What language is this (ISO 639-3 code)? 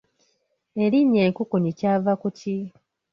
lug